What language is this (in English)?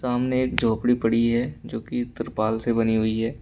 Hindi